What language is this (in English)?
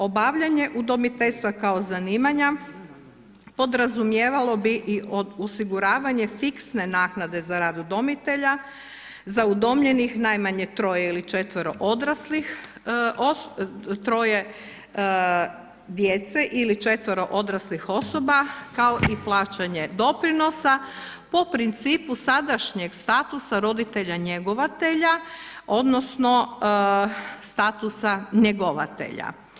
Croatian